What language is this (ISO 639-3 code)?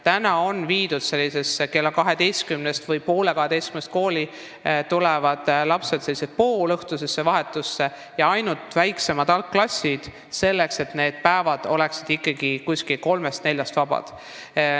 est